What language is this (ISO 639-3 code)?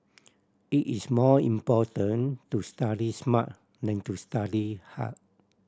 eng